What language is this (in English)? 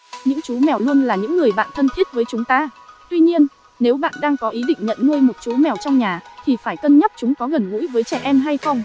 Vietnamese